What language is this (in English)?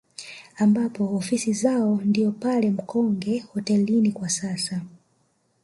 Swahili